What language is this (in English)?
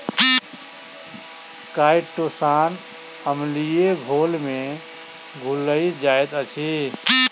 Maithili